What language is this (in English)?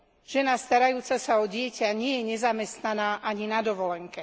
Slovak